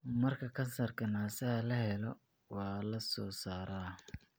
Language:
Somali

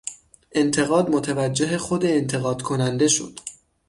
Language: Persian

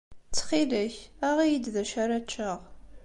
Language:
Kabyle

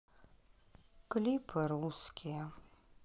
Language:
Russian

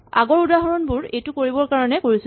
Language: Assamese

